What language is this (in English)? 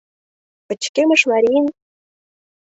Mari